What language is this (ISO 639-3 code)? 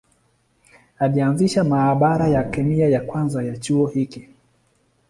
swa